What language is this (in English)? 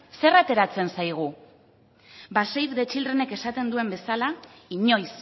Basque